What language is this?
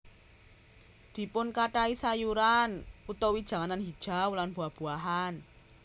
Javanese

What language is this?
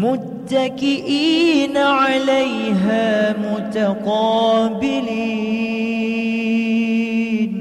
Arabic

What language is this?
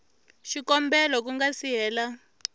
Tsonga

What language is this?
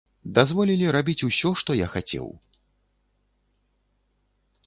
Belarusian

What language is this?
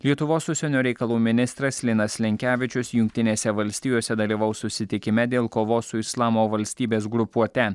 Lithuanian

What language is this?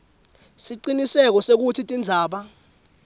Swati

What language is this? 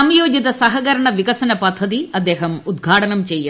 Malayalam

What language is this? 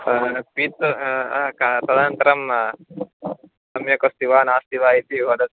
Sanskrit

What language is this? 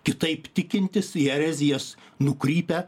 Lithuanian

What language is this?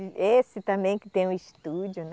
Portuguese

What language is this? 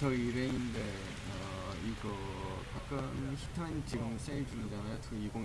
Korean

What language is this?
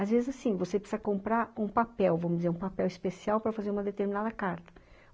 Portuguese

